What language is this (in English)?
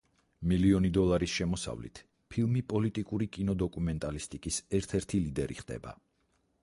Georgian